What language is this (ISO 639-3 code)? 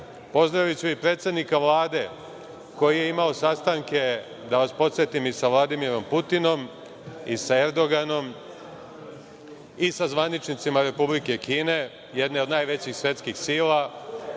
srp